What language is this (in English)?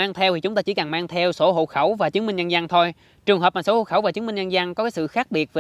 Vietnamese